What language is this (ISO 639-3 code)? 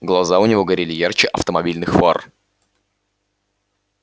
rus